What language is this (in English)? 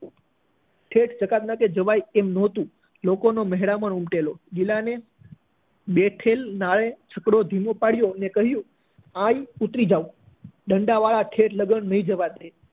Gujarati